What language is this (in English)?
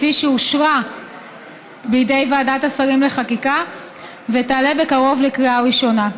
Hebrew